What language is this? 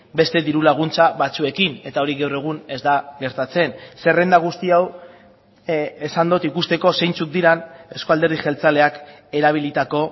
Basque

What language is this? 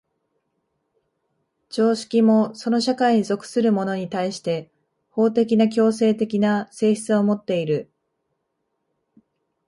Japanese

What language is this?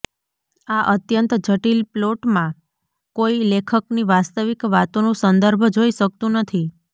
Gujarati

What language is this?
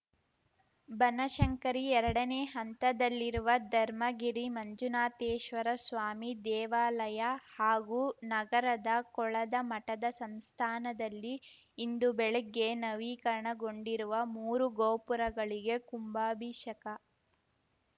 Kannada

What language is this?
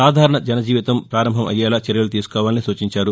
Telugu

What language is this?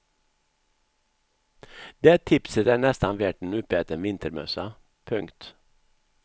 Swedish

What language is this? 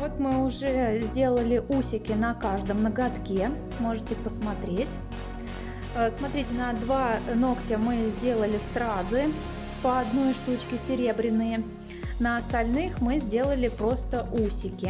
Russian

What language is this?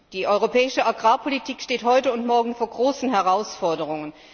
German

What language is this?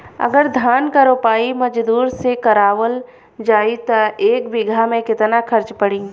Bhojpuri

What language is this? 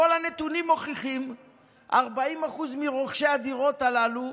Hebrew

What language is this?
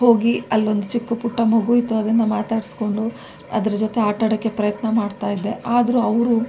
Kannada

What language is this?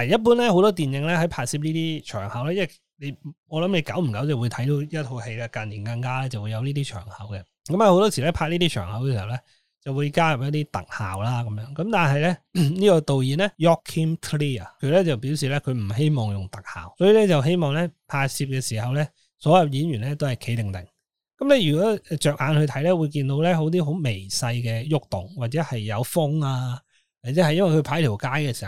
Chinese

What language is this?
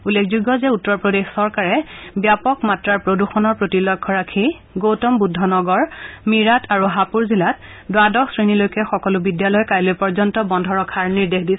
Assamese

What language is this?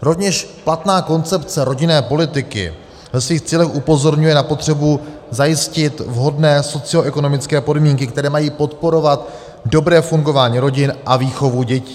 Czech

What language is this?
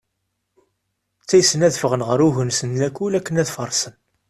Kabyle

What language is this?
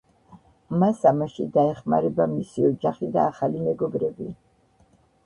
Georgian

